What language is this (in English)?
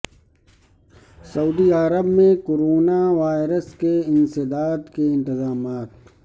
Urdu